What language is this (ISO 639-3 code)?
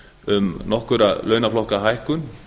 isl